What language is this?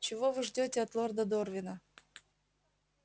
Russian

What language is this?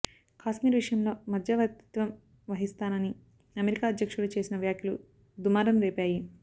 Telugu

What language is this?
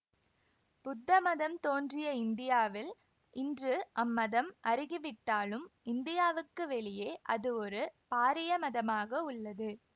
Tamil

